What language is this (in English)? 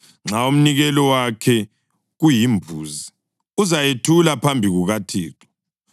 North Ndebele